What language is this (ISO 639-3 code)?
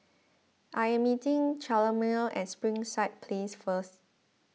eng